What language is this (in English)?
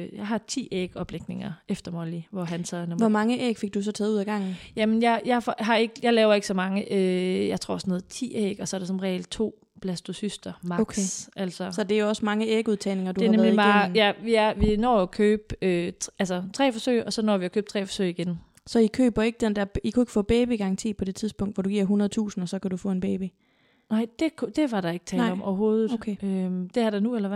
Danish